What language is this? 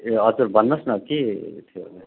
Nepali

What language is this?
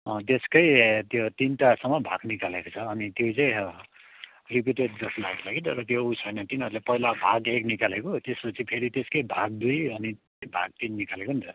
Nepali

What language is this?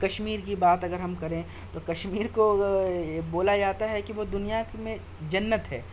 Urdu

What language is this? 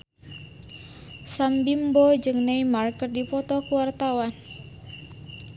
Sundanese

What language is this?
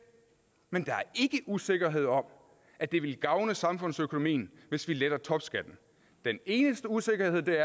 Danish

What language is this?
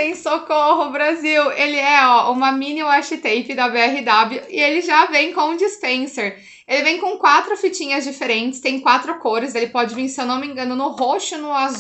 Portuguese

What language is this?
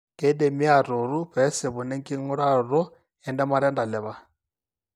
Masai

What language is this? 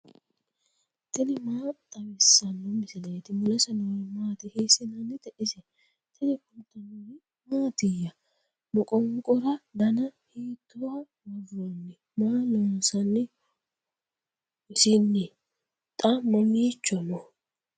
Sidamo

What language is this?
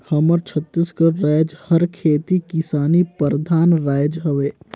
Chhattisgarhi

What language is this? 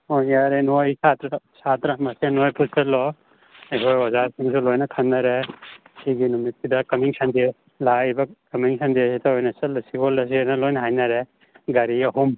Manipuri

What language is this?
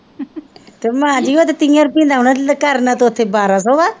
Punjabi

